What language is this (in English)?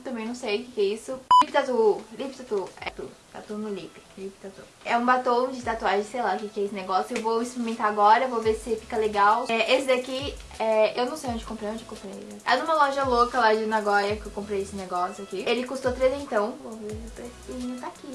Portuguese